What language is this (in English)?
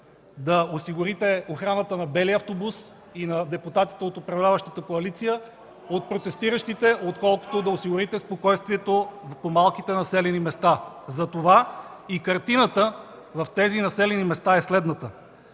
Bulgarian